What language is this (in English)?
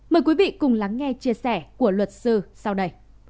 Vietnamese